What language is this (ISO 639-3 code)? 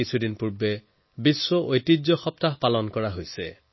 asm